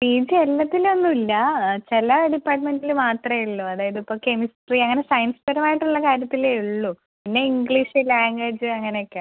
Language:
Malayalam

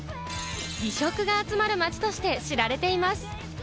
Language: Japanese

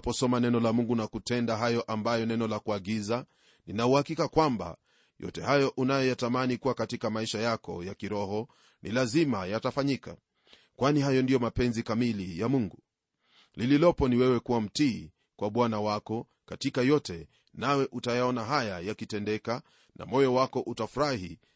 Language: Swahili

